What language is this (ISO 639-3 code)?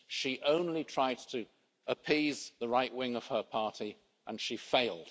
eng